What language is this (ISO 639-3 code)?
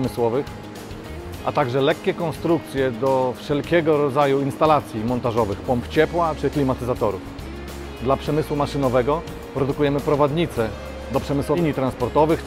pol